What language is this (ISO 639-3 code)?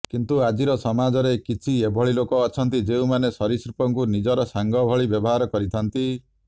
ori